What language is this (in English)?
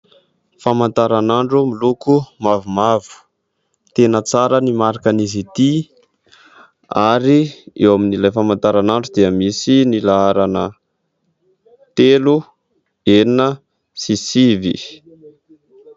Malagasy